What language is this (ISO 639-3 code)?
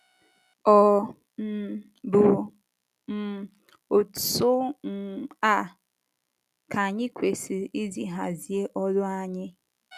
ibo